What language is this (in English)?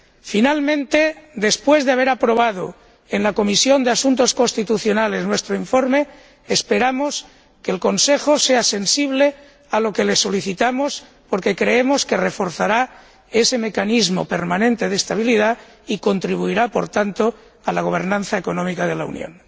Spanish